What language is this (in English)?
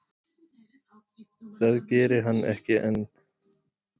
Icelandic